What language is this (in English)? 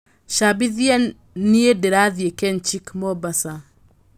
Kikuyu